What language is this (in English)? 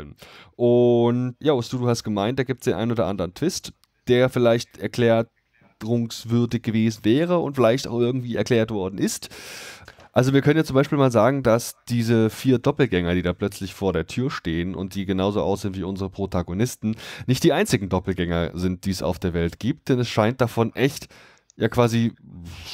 German